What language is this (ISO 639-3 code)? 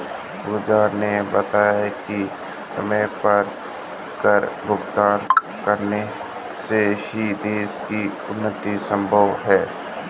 hin